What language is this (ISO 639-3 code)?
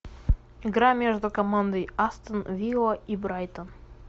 rus